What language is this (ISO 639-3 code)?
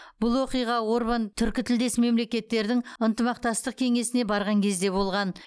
kaz